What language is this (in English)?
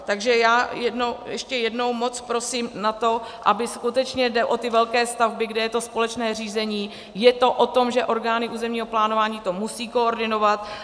Czech